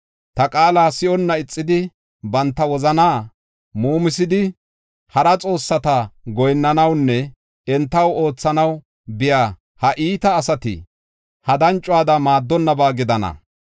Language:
Gofa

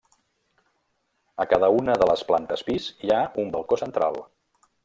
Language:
Catalan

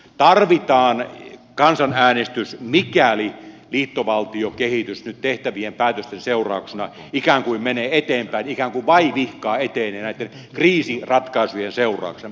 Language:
Finnish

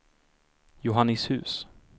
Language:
Swedish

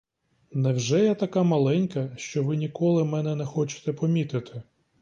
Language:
Ukrainian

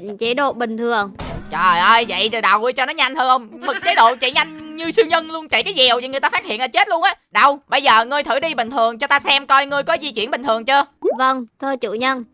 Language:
Vietnamese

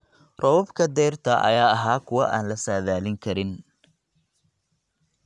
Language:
Somali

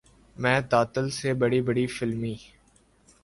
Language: Urdu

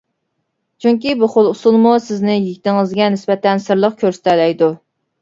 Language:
Uyghur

